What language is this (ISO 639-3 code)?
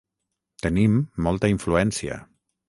cat